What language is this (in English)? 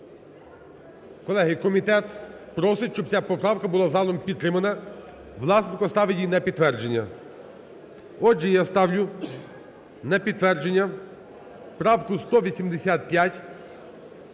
Ukrainian